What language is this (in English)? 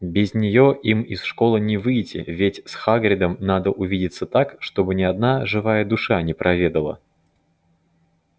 Russian